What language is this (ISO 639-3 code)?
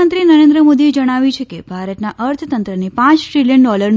guj